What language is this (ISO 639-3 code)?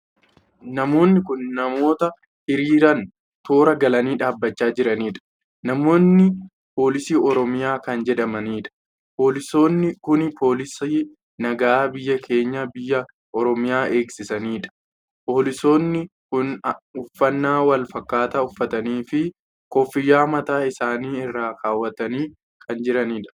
orm